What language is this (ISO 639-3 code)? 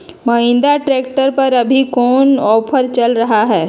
mag